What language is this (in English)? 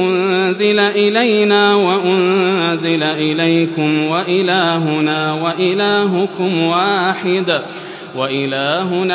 Arabic